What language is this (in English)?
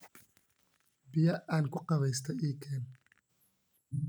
Somali